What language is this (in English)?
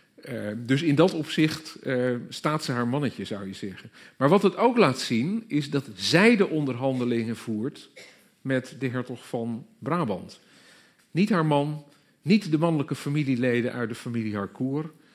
Dutch